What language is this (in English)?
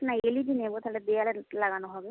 Bangla